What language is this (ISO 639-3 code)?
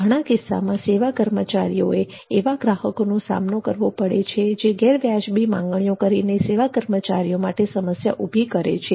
guj